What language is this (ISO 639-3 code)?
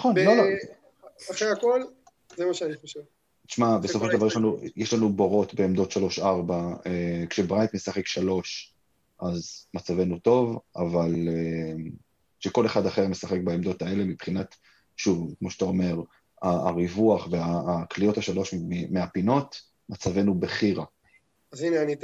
heb